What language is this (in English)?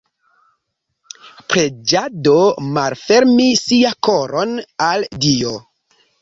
Esperanto